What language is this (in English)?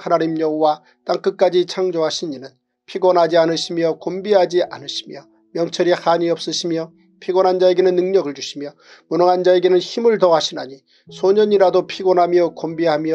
Korean